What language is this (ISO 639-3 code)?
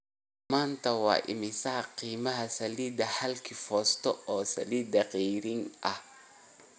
som